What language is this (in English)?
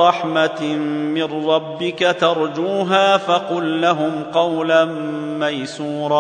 Arabic